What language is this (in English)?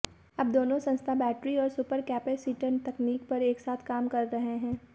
Hindi